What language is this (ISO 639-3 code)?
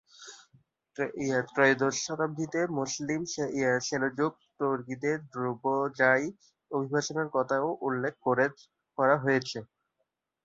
ben